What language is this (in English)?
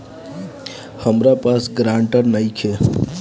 Bhojpuri